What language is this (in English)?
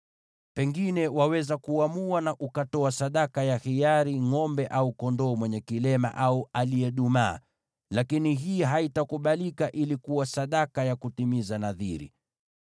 Swahili